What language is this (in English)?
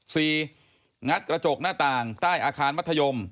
Thai